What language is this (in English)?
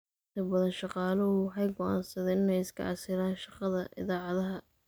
Somali